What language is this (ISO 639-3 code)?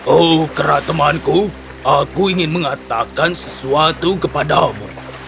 ind